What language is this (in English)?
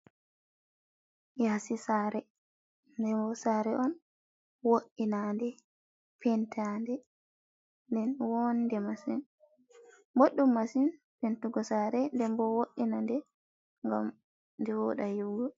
Fula